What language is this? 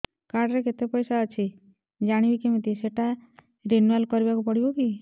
Odia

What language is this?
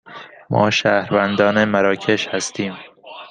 Persian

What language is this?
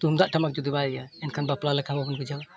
Santali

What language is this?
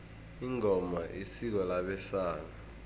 South Ndebele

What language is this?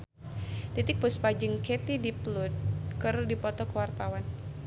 Sundanese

